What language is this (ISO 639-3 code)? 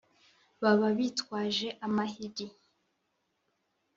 kin